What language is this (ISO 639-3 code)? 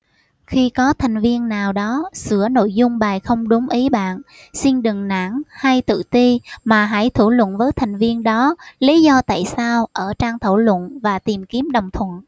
vie